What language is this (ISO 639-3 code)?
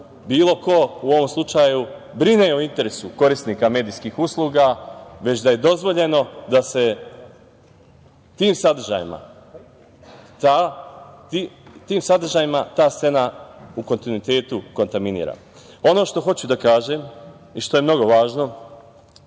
srp